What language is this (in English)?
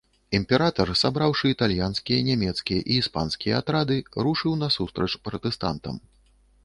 Belarusian